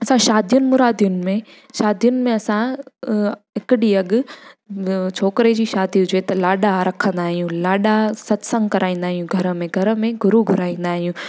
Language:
Sindhi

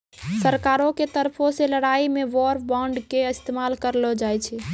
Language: Maithili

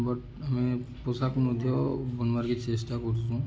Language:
Odia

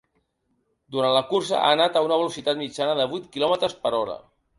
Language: Catalan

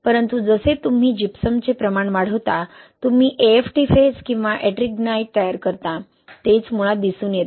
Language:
Marathi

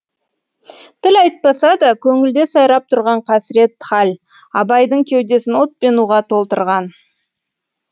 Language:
Kazakh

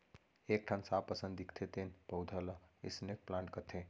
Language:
Chhattisgarhi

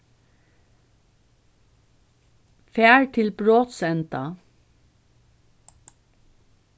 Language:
Faroese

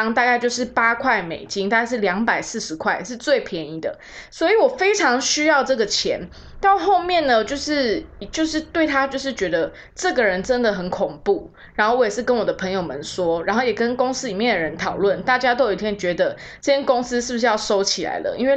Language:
Chinese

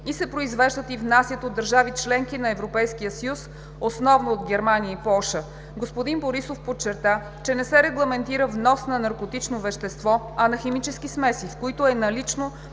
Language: Bulgarian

